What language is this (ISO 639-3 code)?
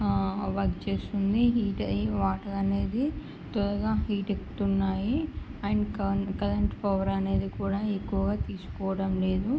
tel